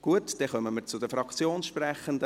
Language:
Swiss German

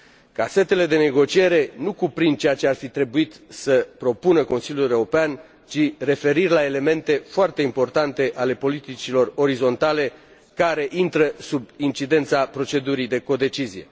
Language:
Romanian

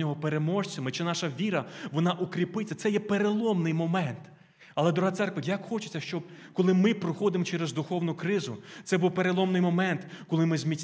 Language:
Ukrainian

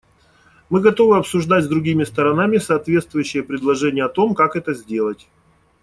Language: Russian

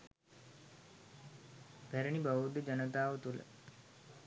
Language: Sinhala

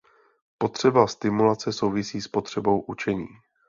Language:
Czech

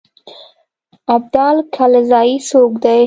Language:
Pashto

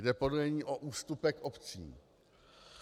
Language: Czech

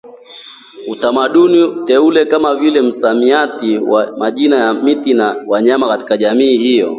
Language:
Swahili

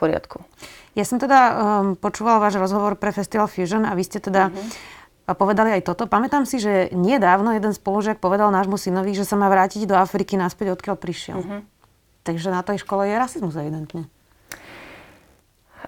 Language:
Slovak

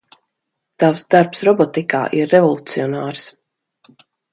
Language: Latvian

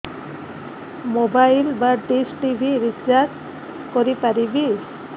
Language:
Odia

